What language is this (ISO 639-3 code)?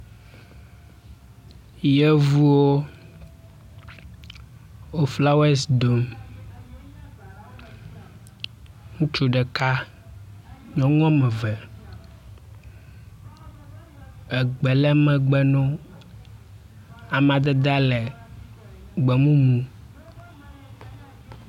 ewe